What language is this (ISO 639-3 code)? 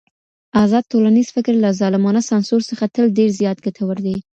pus